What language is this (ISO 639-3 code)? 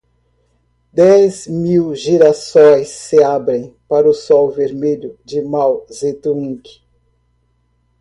por